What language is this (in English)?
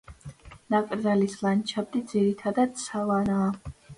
Georgian